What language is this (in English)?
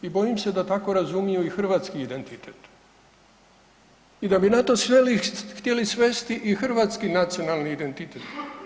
Croatian